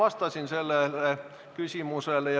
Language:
Estonian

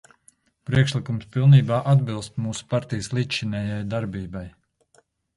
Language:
Latvian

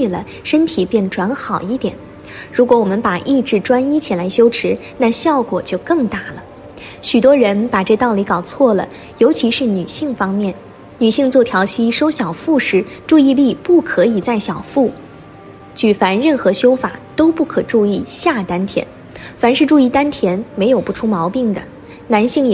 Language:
Chinese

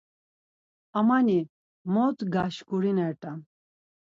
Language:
Laz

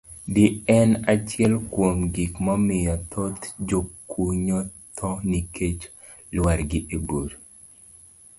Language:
Luo (Kenya and Tanzania)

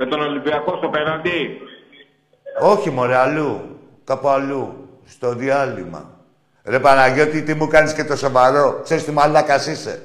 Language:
Greek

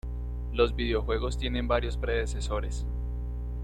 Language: Spanish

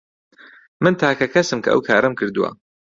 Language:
Central Kurdish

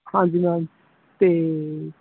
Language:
Punjabi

